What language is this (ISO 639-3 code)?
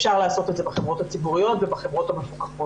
heb